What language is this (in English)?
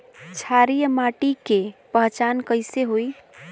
Bhojpuri